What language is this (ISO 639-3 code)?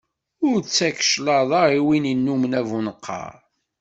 kab